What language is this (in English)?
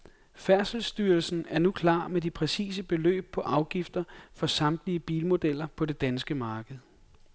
Danish